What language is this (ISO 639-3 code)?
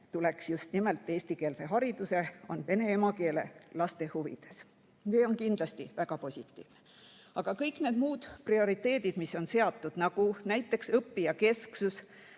est